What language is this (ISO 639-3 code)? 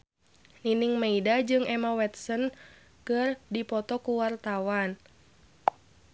sun